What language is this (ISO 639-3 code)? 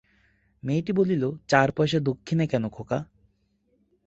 ben